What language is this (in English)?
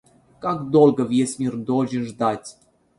Russian